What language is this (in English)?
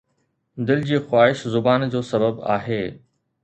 Sindhi